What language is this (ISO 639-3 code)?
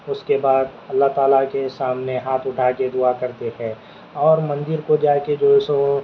urd